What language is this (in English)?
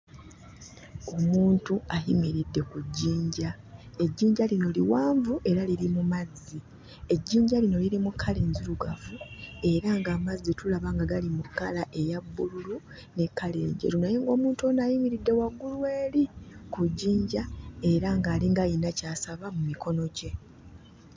Ganda